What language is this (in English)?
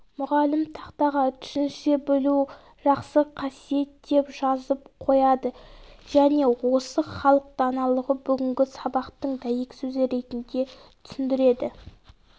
Kazakh